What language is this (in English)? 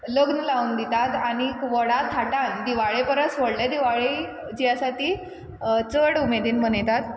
Konkani